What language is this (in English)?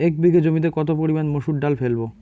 Bangla